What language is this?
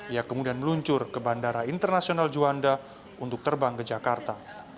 Indonesian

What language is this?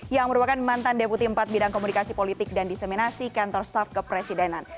Indonesian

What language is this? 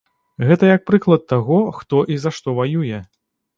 Belarusian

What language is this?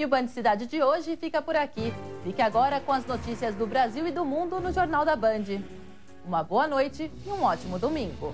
Portuguese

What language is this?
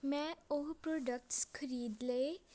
Punjabi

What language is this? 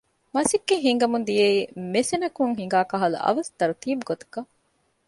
Divehi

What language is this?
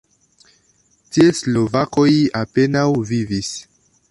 Esperanto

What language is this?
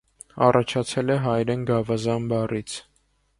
Armenian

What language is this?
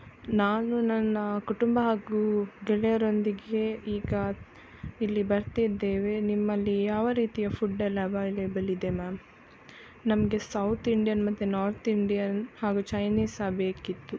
Kannada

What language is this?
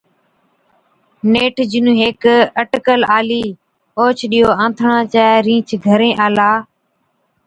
Od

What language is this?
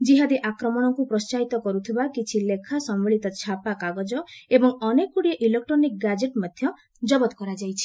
Odia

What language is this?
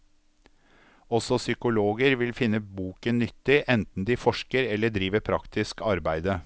Norwegian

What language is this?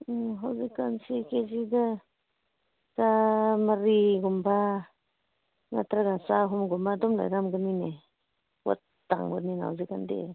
Manipuri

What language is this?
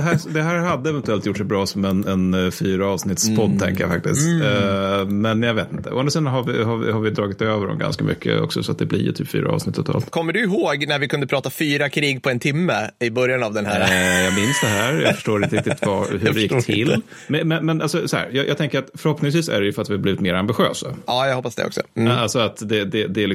Swedish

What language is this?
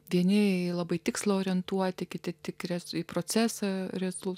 Lithuanian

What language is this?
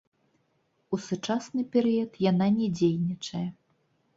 Belarusian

